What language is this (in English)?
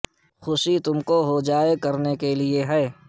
Urdu